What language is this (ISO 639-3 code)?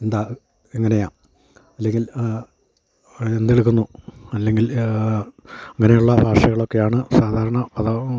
mal